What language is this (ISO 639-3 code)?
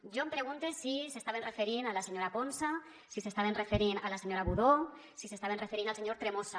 cat